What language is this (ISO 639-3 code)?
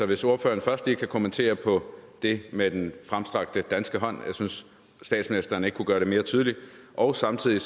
dan